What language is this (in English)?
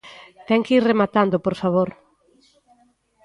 Galician